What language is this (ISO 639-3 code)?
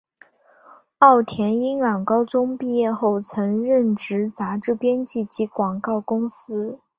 zho